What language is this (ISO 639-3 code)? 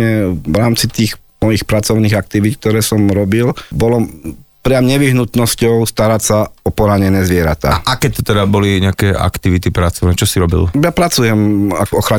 slk